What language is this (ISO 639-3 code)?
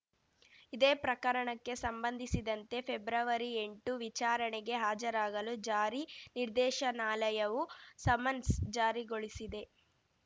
kan